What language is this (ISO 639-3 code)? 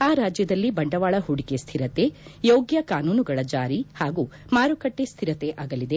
kan